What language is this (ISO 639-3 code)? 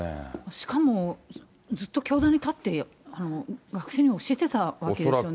jpn